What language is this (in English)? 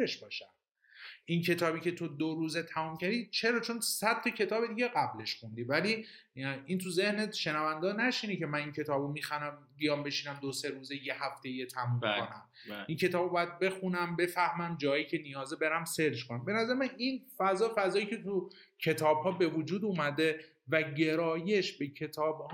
Persian